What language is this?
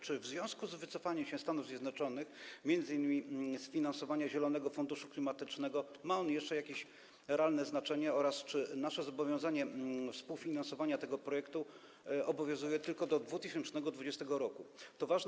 Polish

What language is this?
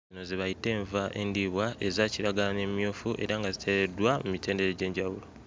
Ganda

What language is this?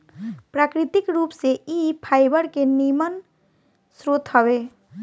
Bhojpuri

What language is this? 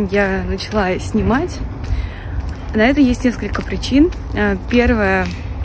Russian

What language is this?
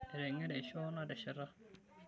Masai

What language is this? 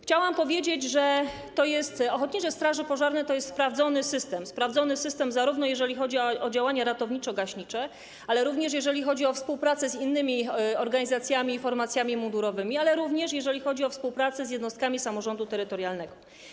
Polish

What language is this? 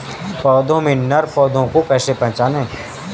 Hindi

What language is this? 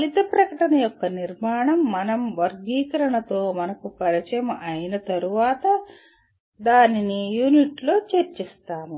Telugu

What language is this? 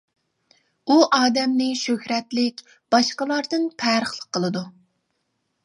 Uyghur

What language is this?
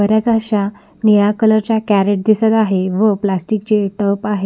Marathi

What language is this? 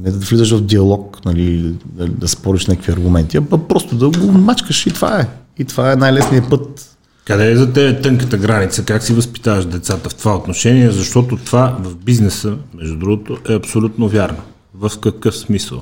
Bulgarian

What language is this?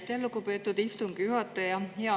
Estonian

